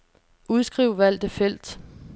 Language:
Danish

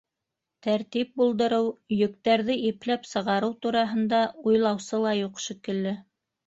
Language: Bashkir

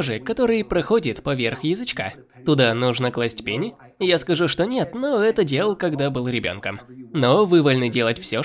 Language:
Russian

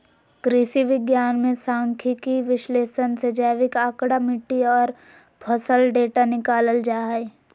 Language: Magahi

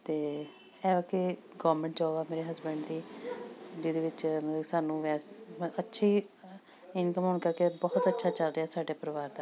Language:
Punjabi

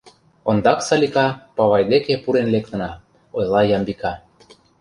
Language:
Mari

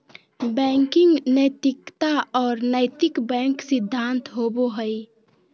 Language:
Magahi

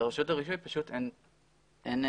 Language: Hebrew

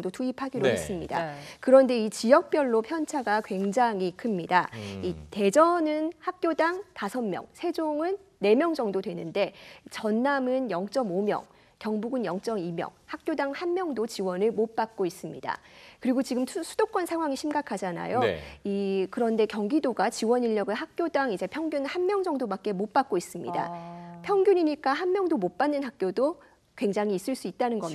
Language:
Korean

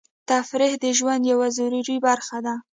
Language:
Pashto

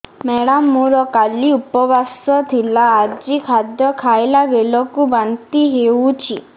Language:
Odia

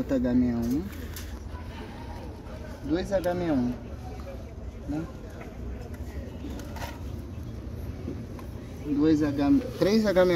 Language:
Portuguese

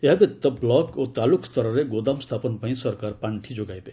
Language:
Odia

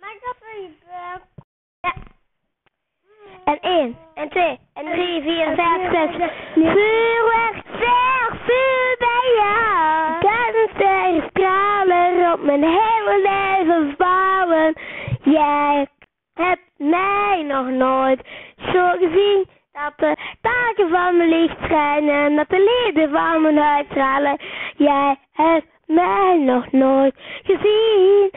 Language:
Dutch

